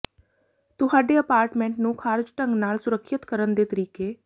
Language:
Punjabi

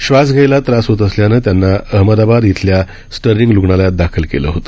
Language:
Marathi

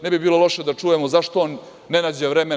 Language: Serbian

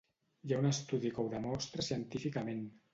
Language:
Catalan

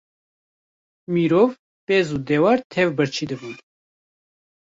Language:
Kurdish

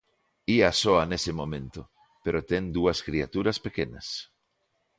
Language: Galician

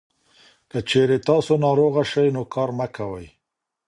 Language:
Pashto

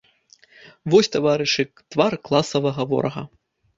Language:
Belarusian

